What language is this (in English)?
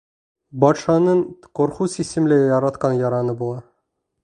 Bashkir